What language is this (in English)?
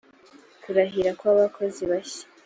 Kinyarwanda